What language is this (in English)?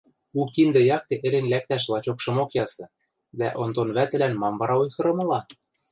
Western Mari